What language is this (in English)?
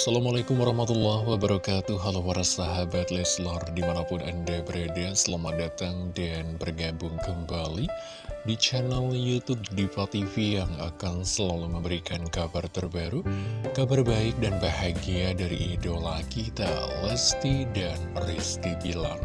Indonesian